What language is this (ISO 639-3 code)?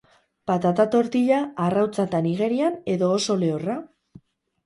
eus